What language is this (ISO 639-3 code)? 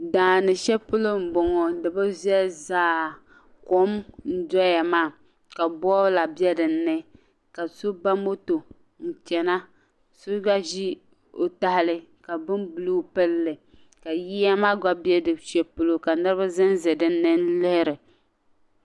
dag